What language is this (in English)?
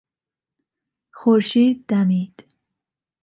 Persian